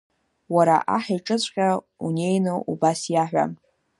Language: Abkhazian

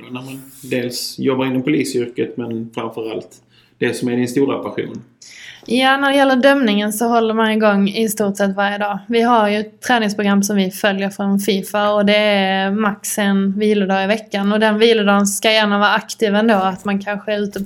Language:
Swedish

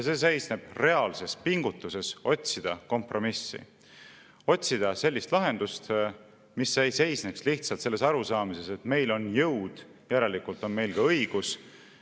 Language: Estonian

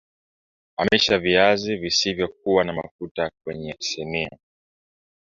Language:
Swahili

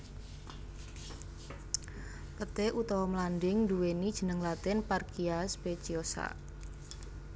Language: Javanese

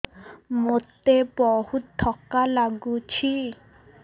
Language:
Odia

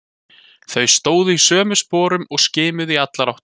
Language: Icelandic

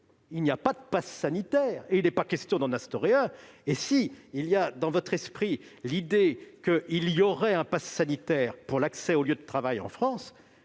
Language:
French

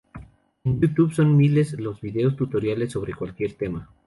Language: Spanish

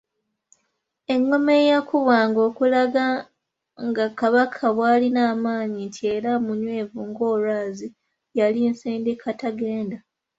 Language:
Ganda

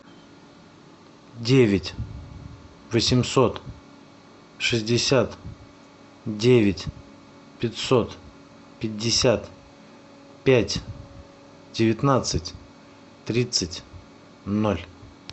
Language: Russian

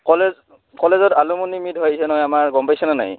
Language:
Assamese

